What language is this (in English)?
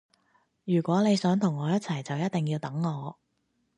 Cantonese